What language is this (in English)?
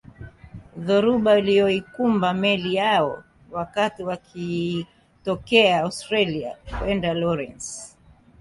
Swahili